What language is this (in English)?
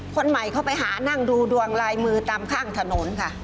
Thai